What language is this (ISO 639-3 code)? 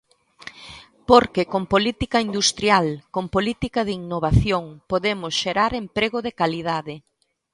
glg